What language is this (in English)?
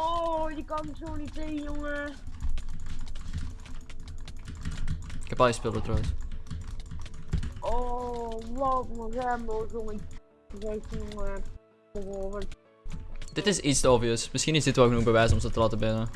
Dutch